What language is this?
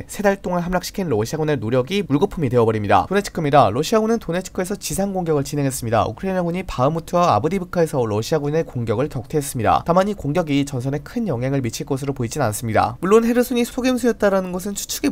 Korean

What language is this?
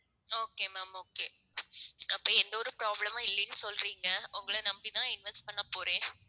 Tamil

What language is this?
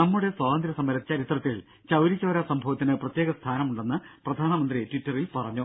Malayalam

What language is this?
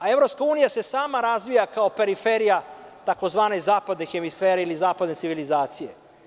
Serbian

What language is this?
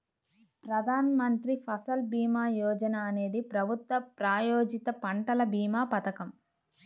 Telugu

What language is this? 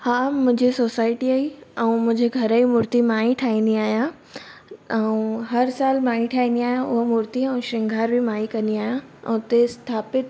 Sindhi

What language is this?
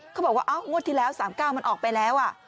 Thai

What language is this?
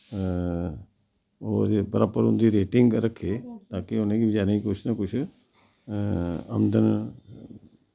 Dogri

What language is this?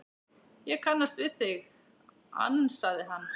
Icelandic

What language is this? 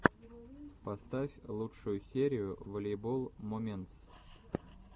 Russian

